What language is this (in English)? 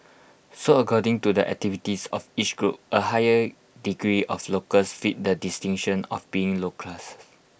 English